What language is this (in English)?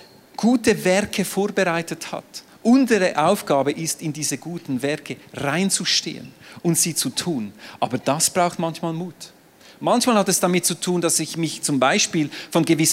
German